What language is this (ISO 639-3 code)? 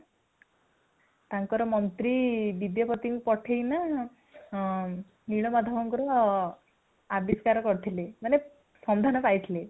ori